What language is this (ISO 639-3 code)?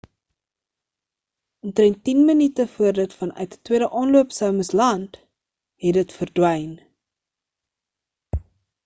afr